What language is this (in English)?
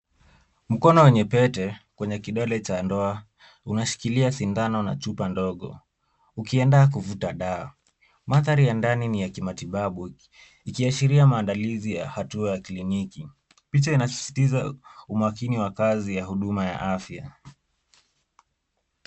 Swahili